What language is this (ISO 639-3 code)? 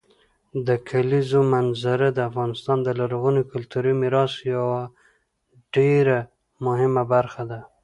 pus